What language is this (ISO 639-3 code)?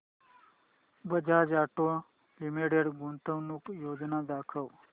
mar